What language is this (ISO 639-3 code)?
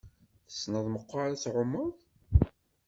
kab